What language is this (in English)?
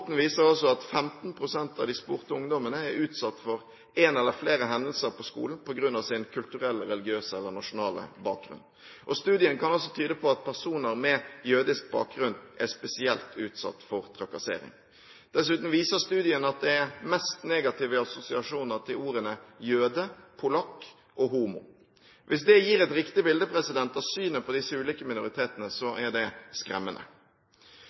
Norwegian Bokmål